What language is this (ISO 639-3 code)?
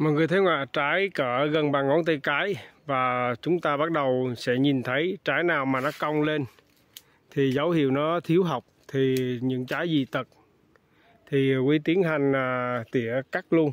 vie